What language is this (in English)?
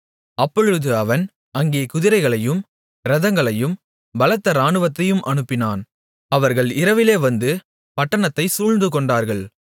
Tamil